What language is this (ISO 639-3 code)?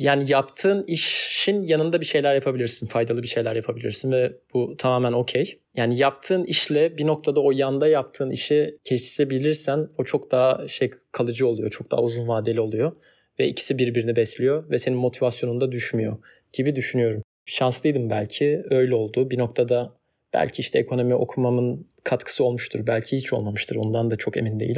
tur